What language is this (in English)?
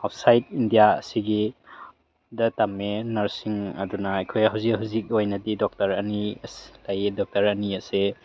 Manipuri